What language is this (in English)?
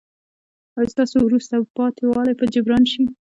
Pashto